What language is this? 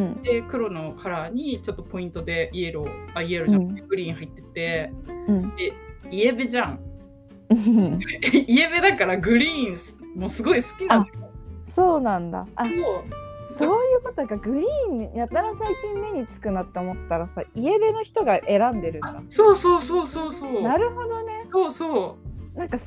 Japanese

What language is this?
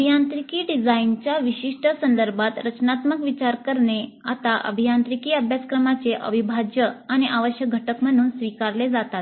Marathi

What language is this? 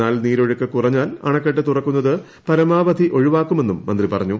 Malayalam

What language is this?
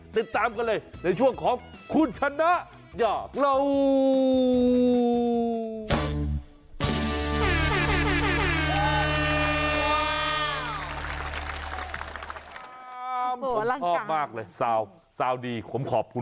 Thai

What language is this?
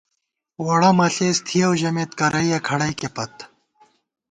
Gawar-Bati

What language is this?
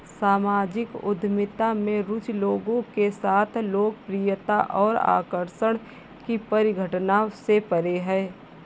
Hindi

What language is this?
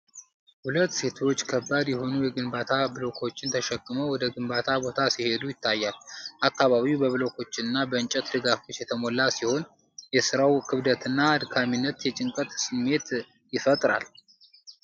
Amharic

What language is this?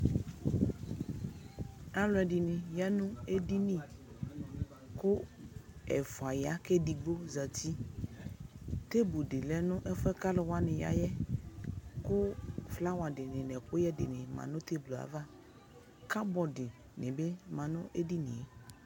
Ikposo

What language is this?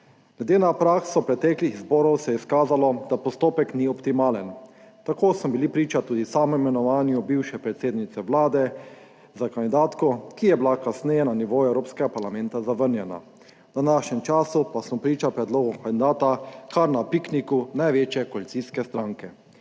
Slovenian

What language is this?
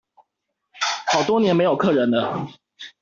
Chinese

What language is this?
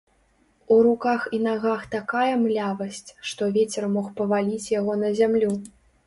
Belarusian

